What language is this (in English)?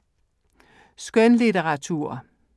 Danish